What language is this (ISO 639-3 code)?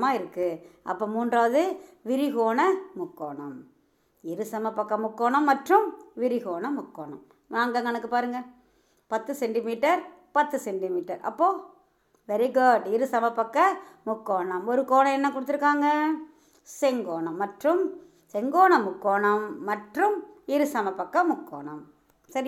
tam